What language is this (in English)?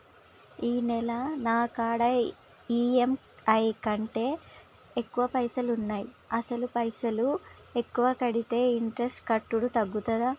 Telugu